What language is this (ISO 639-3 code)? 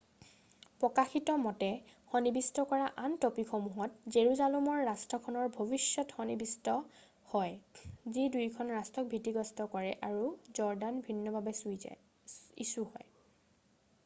asm